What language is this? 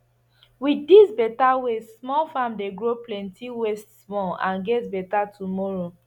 Nigerian Pidgin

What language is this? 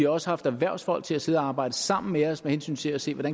Danish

